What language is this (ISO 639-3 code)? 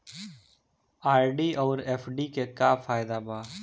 bho